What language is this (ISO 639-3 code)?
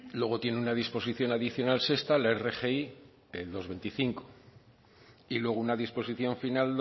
spa